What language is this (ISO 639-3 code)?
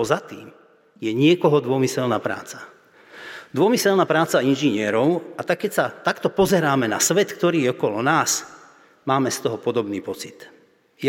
slk